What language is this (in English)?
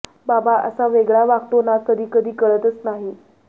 Marathi